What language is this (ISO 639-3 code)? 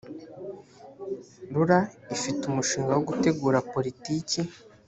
kin